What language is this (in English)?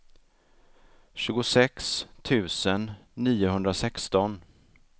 Swedish